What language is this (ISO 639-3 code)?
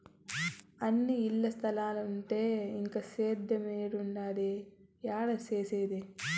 tel